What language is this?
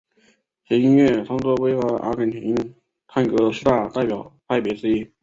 Chinese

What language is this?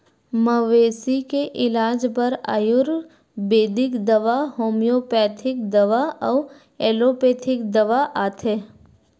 Chhattisgarhi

